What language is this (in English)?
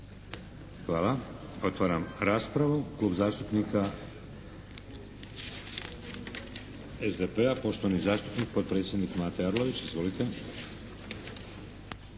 Croatian